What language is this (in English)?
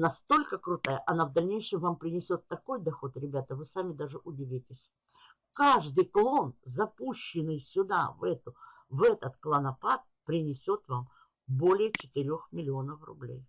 Russian